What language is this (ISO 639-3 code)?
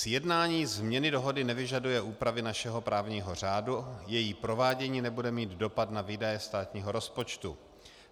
ces